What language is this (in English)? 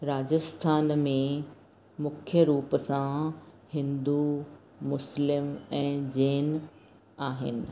Sindhi